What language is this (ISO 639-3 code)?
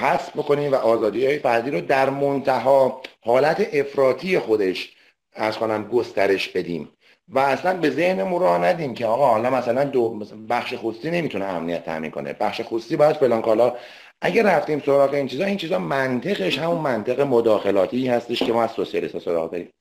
fas